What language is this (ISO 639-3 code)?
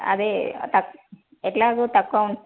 tel